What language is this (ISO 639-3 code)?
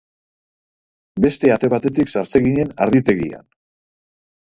eus